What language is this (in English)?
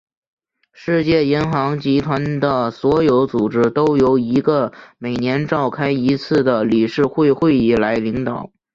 Chinese